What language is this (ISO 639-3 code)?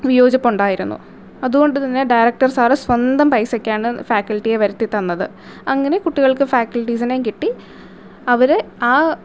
mal